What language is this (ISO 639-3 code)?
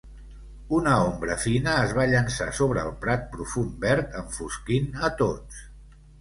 cat